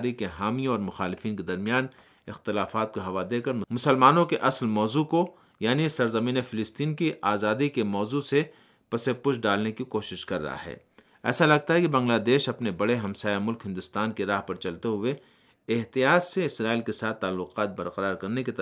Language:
Urdu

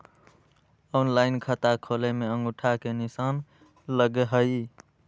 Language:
Magahi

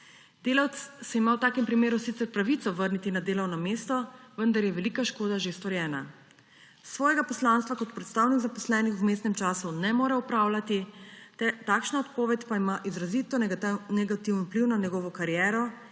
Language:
Slovenian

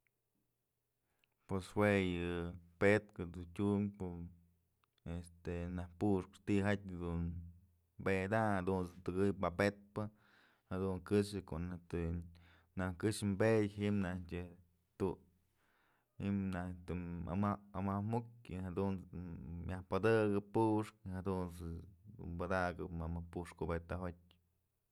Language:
Mazatlán Mixe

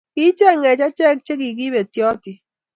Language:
Kalenjin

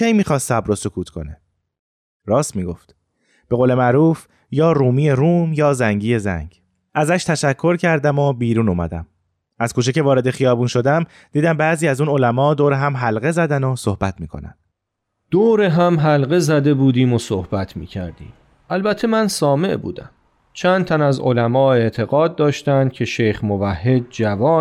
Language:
Persian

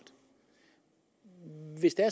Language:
Danish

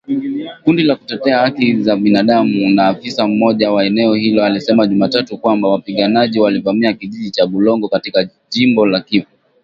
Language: Swahili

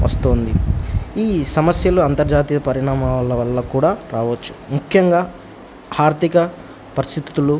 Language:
Telugu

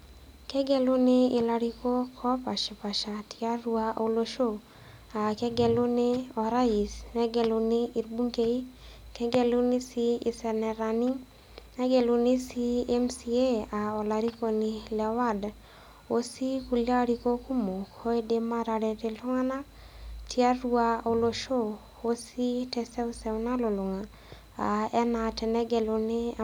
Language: Masai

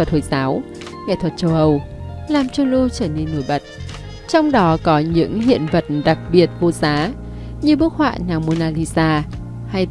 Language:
Vietnamese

